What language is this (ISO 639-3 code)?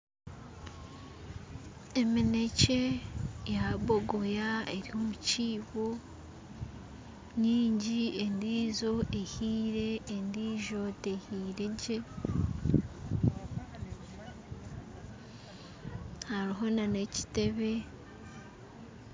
nyn